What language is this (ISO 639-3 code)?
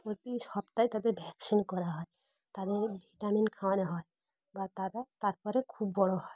ben